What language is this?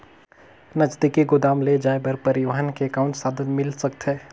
Chhattisgarhi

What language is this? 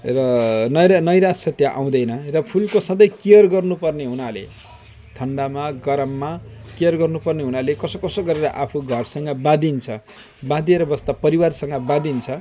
Nepali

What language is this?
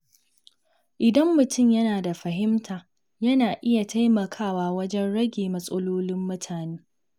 Hausa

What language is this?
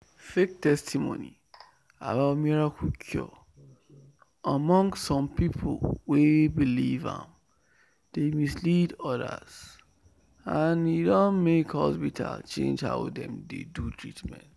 Nigerian Pidgin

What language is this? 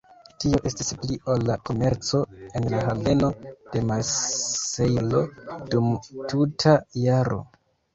Esperanto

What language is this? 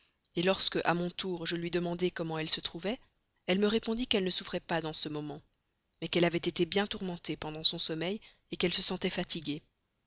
French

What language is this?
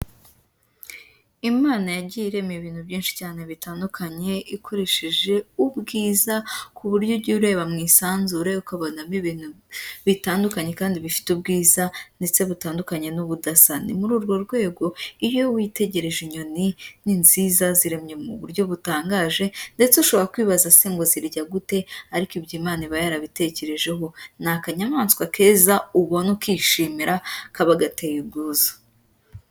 Kinyarwanda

